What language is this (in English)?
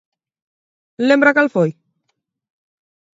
Galician